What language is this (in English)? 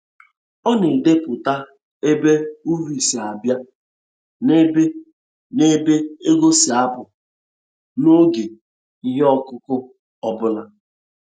Igbo